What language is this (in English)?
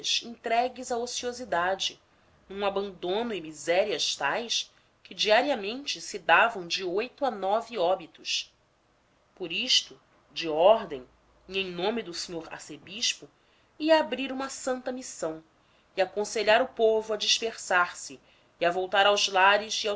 Portuguese